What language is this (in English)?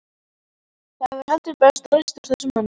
Icelandic